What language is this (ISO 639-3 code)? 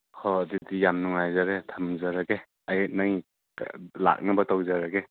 mni